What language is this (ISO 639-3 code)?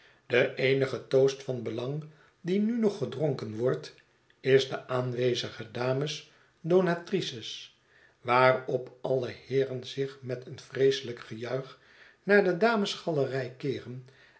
nld